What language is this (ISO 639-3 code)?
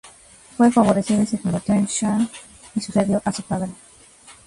spa